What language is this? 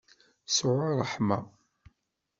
Kabyle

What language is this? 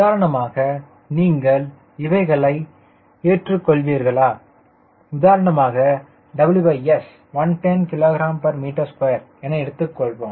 Tamil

